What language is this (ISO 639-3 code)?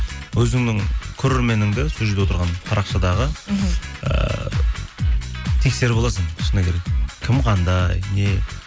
kaz